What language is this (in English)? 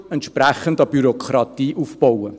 Swiss German